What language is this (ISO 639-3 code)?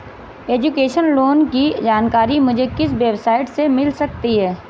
hin